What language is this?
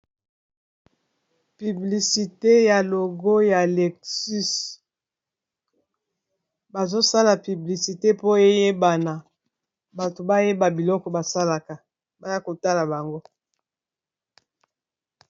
Lingala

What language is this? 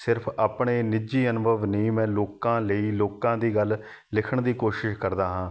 Punjabi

